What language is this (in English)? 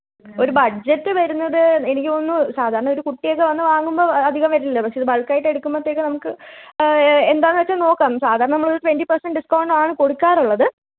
Malayalam